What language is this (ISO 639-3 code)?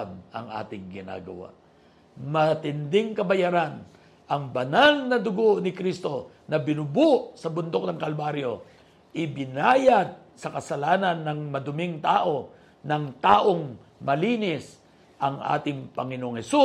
fil